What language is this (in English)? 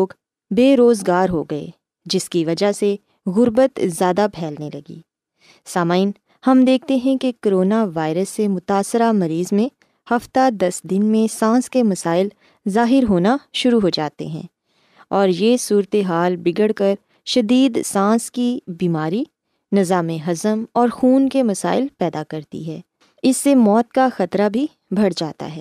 Urdu